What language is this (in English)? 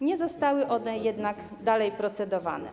Polish